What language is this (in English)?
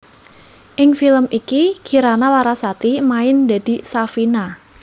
Javanese